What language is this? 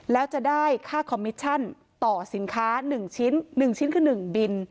Thai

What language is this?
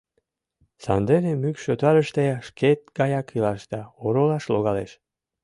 Mari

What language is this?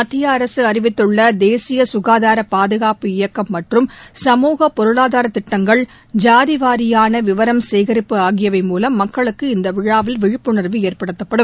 Tamil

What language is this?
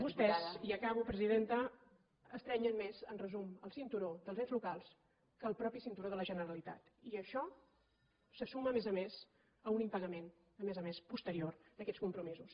Catalan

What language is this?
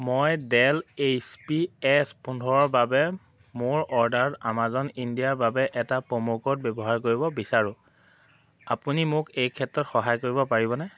Assamese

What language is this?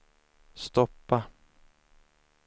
Swedish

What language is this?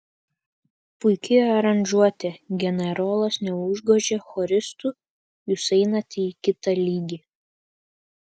Lithuanian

